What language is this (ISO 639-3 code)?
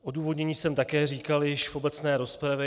ces